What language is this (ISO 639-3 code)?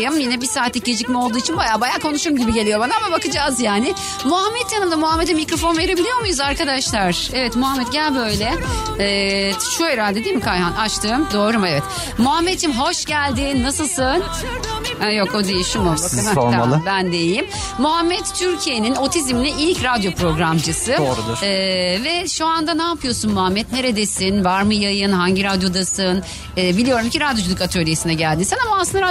tur